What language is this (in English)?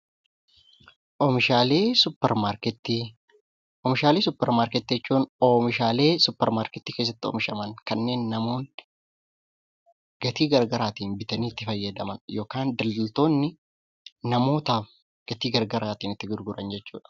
Oromo